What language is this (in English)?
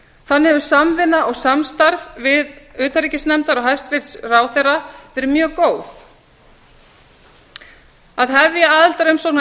Icelandic